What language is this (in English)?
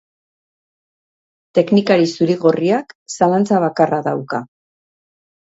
Basque